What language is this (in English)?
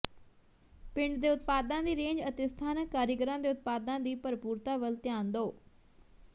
Punjabi